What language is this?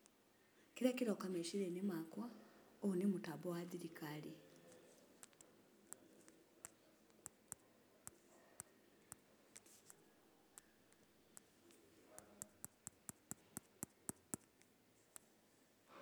Kikuyu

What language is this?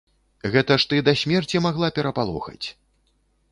Belarusian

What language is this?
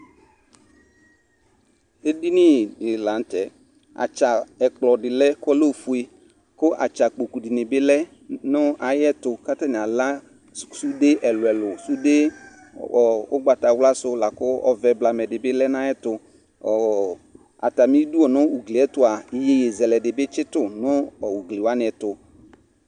Ikposo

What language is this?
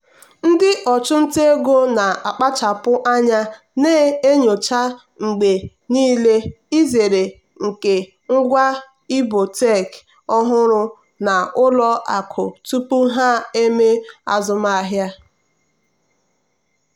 Igbo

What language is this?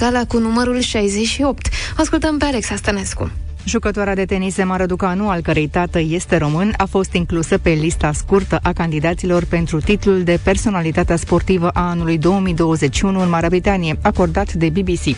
Romanian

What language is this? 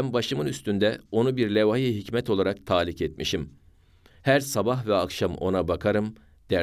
Turkish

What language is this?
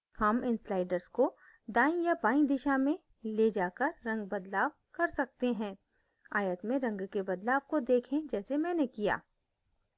Hindi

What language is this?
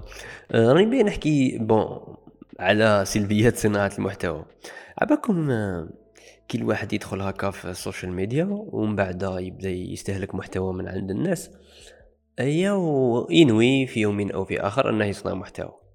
Arabic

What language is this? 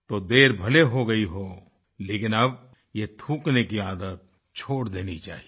Hindi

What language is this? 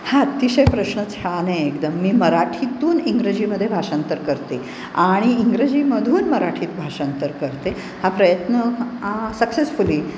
Marathi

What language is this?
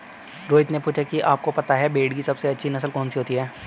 Hindi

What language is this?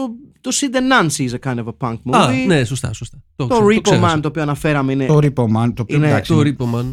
Greek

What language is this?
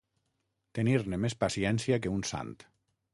Catalan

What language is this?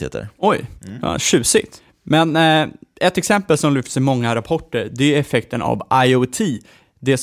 Swedish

